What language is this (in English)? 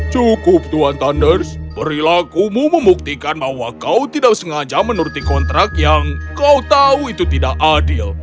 Indonesian